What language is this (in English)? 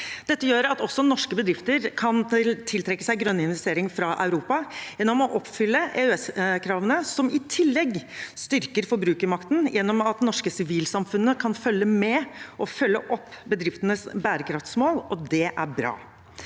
Norwegian